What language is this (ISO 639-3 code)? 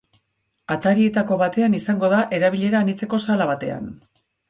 eus